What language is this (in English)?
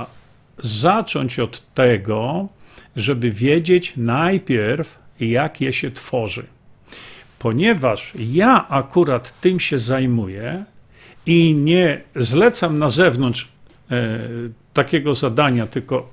Polish